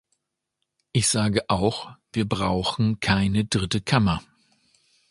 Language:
German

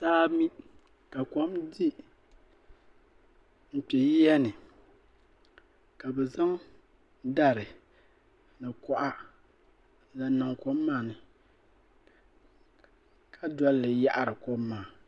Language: Dagbani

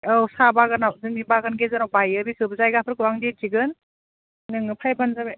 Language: Bodo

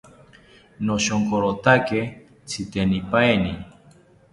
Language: South Ucayali Ashéninka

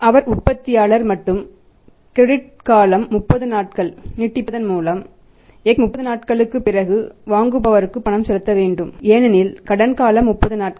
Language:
Tamil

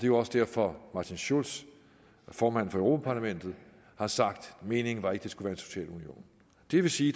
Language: Danish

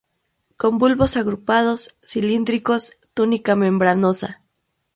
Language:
Spanish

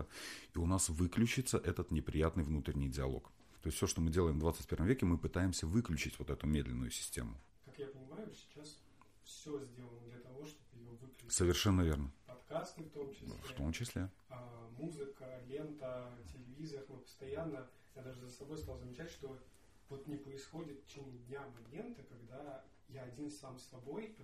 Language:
Russian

